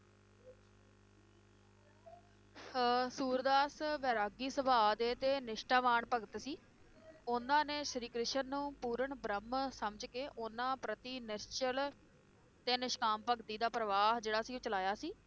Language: Punjabi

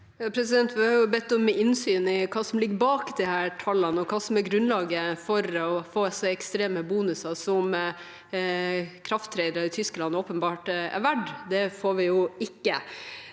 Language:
Norwegian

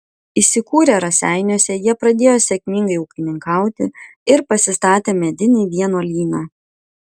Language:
Lithuanian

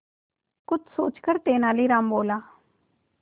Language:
Hindi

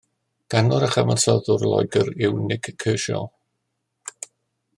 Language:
Welsh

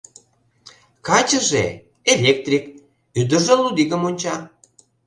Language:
Mari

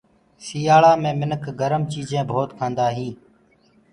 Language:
Gurgula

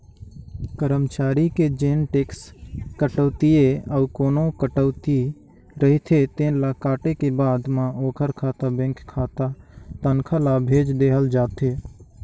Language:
Chhattisgarhi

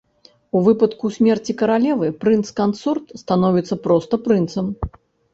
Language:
Belarusian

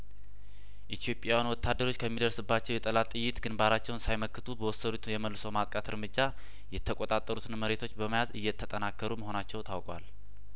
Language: Amharic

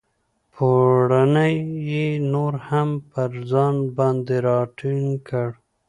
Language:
Pashto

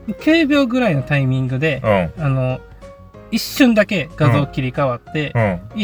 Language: Japanese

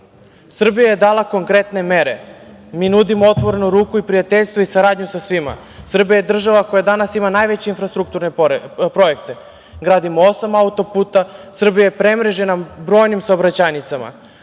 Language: Serbian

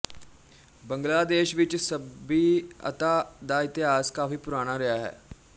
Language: Punjabi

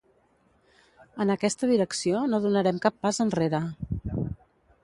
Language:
Catalan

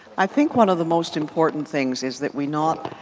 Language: English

